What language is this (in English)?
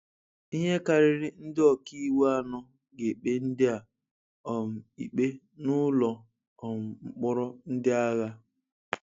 Igbo